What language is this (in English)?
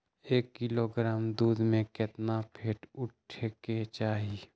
Magahi